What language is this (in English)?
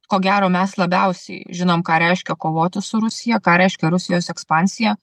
Lithuanian